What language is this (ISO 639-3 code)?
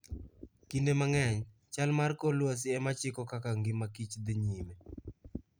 luo